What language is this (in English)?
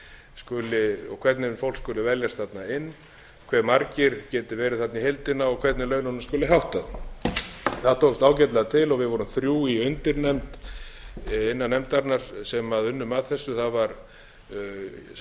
Icelandic